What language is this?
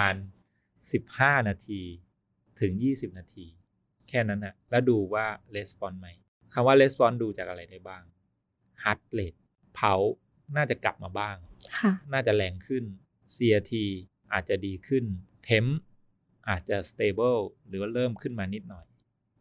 Thai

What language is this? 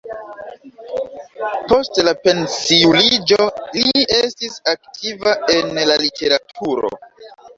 Esperanto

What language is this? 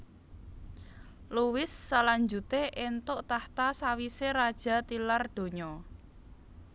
Javanese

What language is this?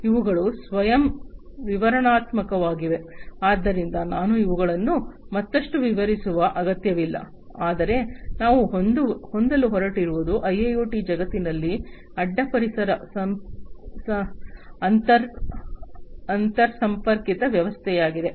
Kannada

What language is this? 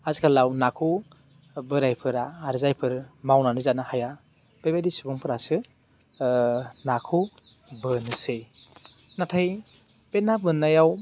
Bodo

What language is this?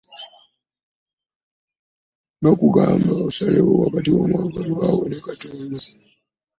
Ganda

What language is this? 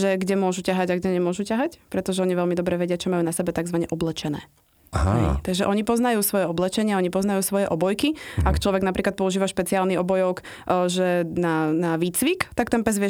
Slovak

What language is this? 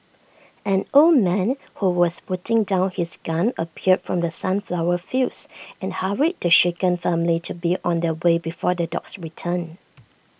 English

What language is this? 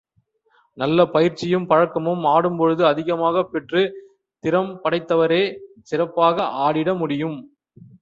Tamil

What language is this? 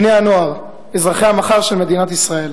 Hebrew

